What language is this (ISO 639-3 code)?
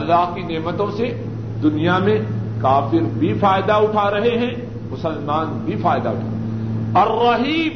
urd